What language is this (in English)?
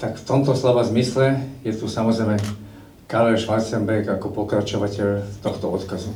Slovak